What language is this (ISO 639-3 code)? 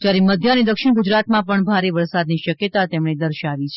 guj